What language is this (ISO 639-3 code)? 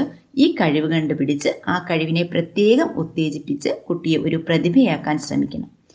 mal